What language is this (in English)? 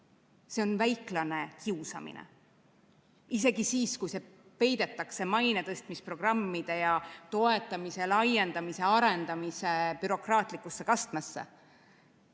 Estonian